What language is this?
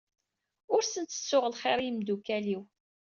Kabyle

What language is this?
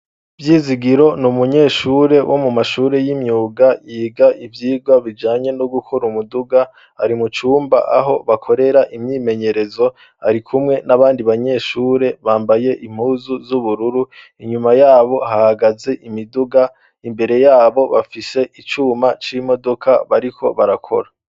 Rundi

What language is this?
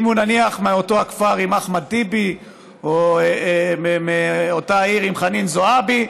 Hebrew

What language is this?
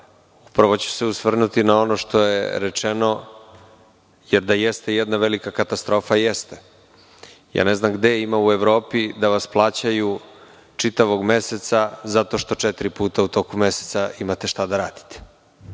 Serbian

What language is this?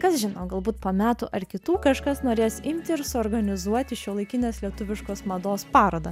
Lithuanian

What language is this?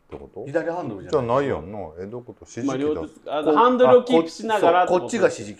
Japanese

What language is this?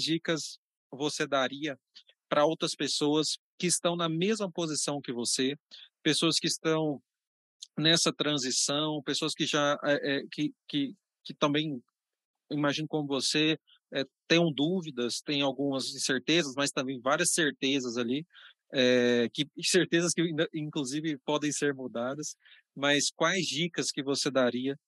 Portuguese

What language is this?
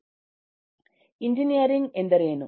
Kannada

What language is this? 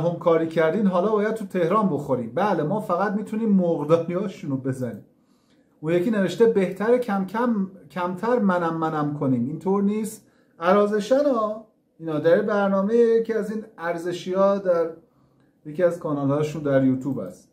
Persian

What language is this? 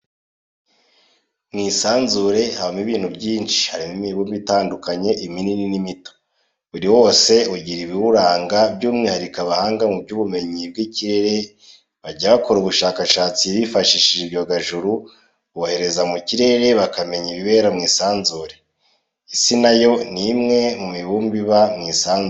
Kinyarwanda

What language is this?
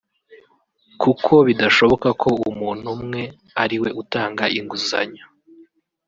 Kinyarwanda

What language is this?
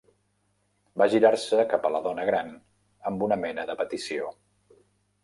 Catalan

